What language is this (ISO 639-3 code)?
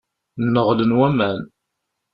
kab